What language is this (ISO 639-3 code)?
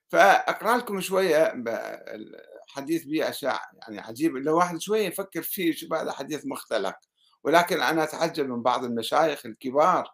ara